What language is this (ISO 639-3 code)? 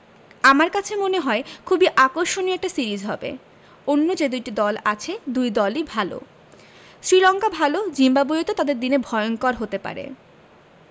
ben